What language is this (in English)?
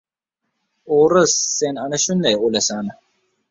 Uzbek